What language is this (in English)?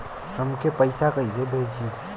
Bhojpuri